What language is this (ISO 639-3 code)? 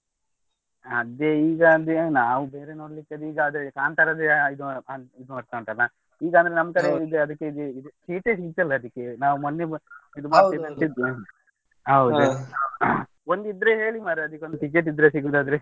kan